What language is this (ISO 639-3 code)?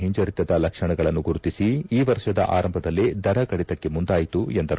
kan